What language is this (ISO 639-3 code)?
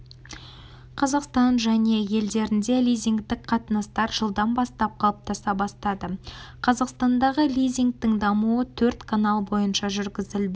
kaz